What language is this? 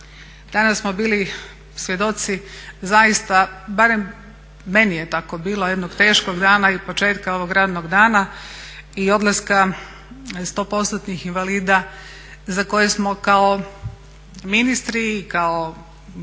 Croatian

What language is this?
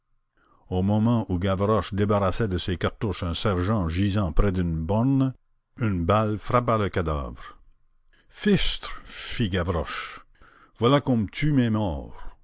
French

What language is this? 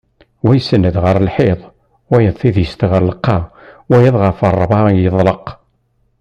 Kabyle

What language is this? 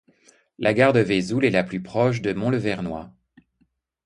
French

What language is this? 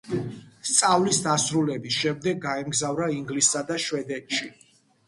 Georgian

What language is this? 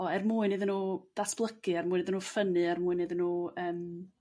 Welsh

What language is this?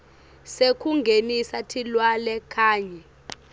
Swati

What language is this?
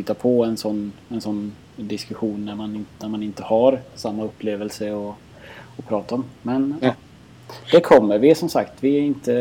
Swedish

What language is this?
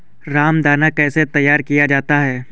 Hindi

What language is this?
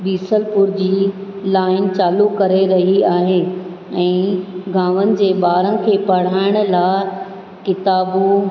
Sindhi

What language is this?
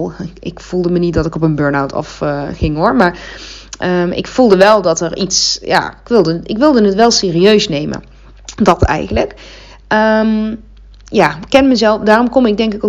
Dutch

